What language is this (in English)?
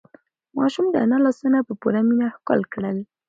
Pashto